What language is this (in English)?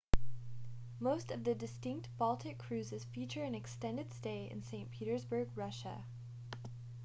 English